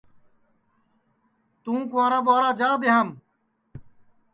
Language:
Sansi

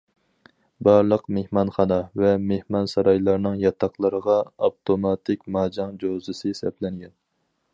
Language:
Uyghur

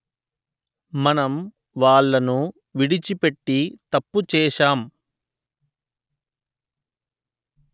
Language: Telugu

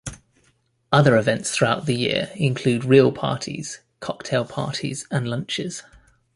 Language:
English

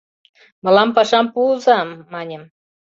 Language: Mari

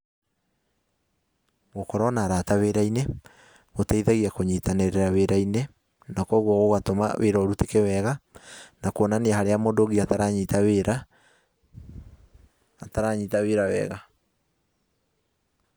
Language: Kikuyu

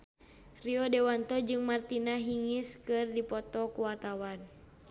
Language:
Sundanese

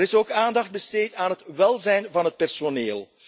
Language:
Dutch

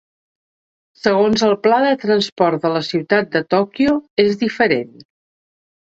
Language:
Catalan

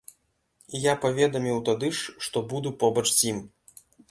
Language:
Belarusian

